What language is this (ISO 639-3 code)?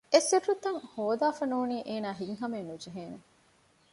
div